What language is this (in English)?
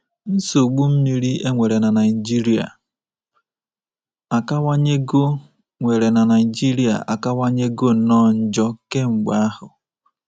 Igbo